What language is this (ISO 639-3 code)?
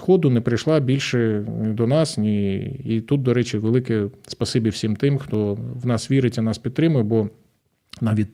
ukr